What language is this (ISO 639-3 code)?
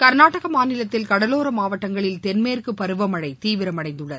tam